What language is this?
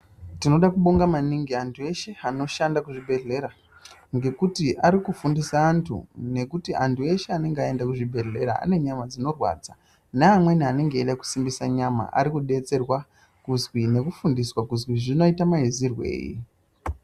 Ndau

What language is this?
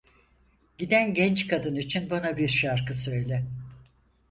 Turkish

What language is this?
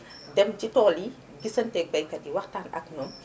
Wolof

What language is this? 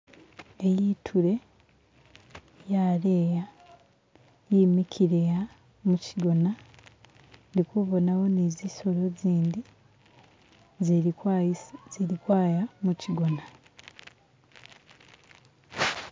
Masaaba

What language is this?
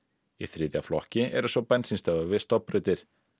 Icelandic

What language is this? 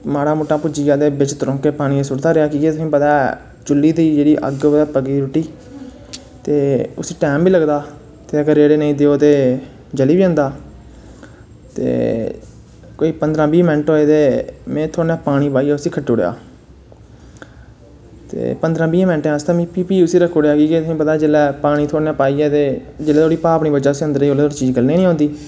Dogri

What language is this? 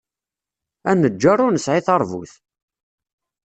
Kabyle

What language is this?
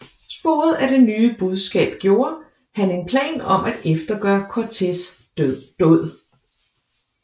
Danish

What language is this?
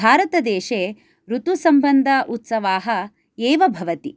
Sanskrit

